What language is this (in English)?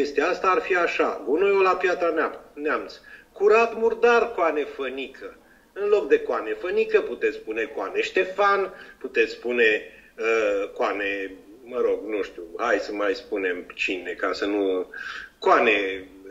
Romanian